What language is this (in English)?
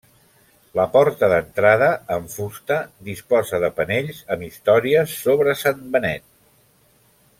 Catalan